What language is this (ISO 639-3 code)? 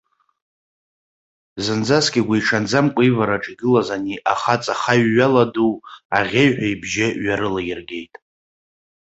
abk